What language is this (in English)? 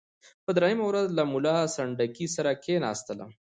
Pashto